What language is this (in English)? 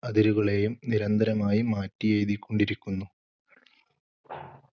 Malayalam